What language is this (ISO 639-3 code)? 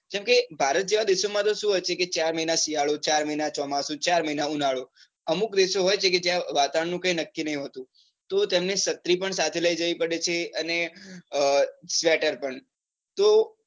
guj